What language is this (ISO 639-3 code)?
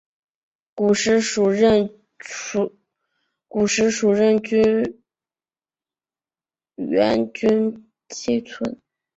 zho